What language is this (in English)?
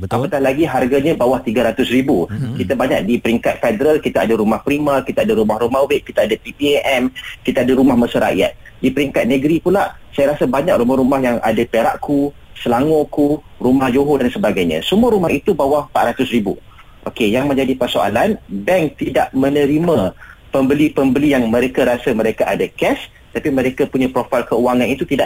Malay